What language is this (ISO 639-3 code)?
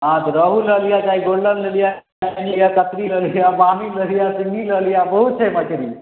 mai